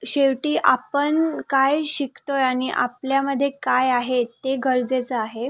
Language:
Marathi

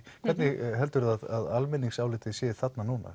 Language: Icelandic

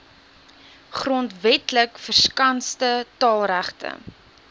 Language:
Afrikaans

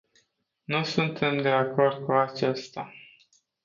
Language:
Romanian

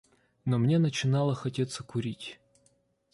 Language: Russian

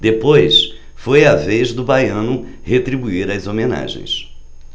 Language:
Portuguese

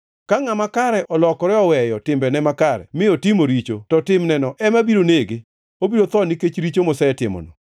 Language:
Luo (Kenya and Tanzania)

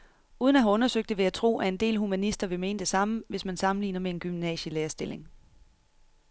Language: Danish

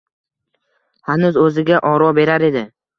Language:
Uzbek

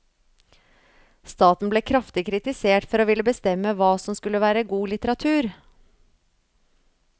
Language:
Norwegian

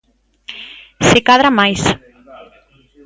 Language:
Galician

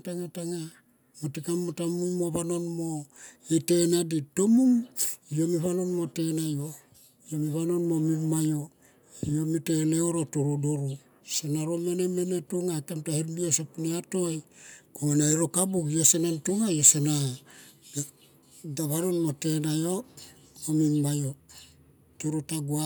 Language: Tomoip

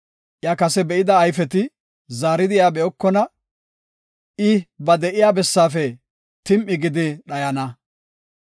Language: Gofa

